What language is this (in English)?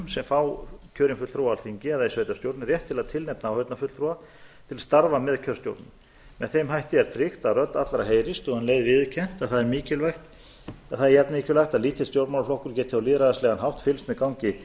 Icelandic